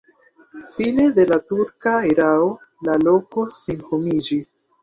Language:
Esperanto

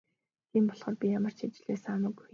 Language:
Mongolian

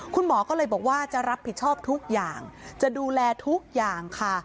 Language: Thai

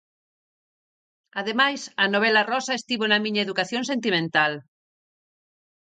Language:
Galician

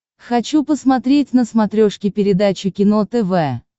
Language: Russian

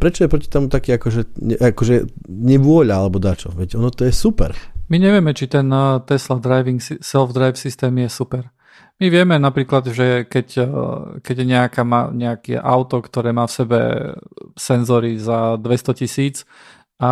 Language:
Slovak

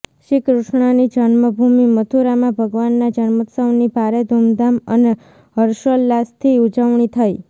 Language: Gujarati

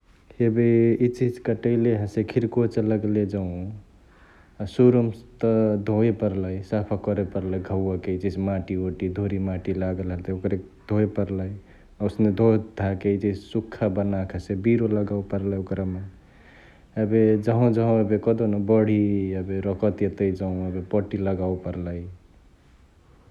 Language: Chitwania Tharu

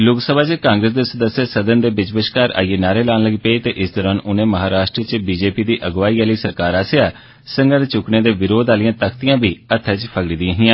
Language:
Dogri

